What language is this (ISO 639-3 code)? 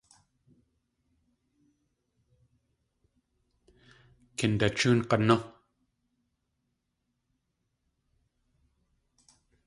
tli